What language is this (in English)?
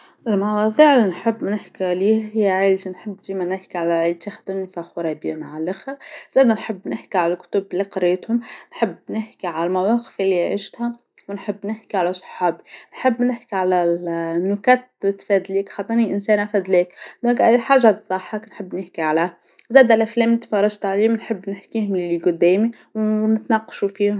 Tunisian Arabic